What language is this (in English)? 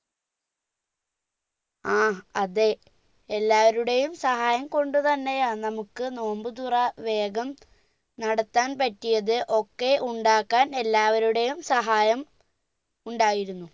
Malayalam